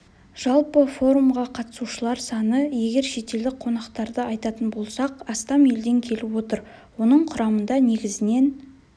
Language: Kazakh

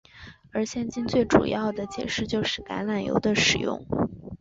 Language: Chinese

